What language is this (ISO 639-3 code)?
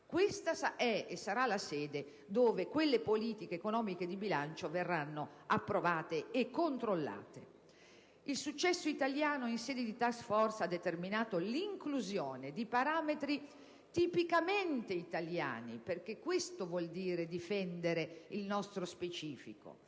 ita